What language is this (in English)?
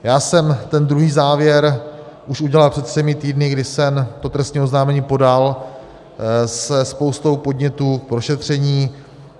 Czech